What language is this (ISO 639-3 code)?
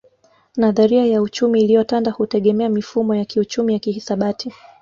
swa